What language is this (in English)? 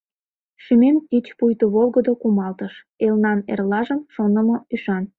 Mari